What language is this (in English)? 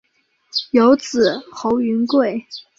Chinese